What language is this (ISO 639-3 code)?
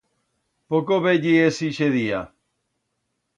arg